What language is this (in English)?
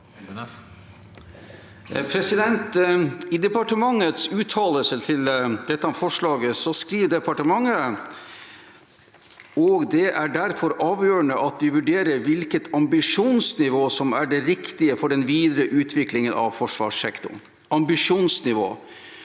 Norwegian